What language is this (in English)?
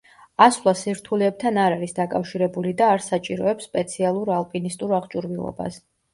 Georgian